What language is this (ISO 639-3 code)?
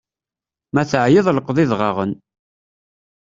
kab